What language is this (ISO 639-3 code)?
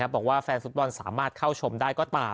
tha